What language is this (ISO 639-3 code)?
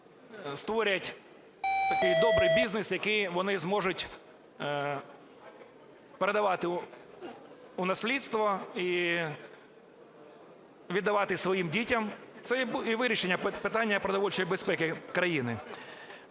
ukr